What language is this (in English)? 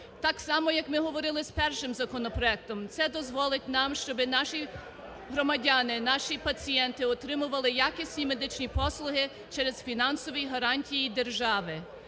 Ukrainian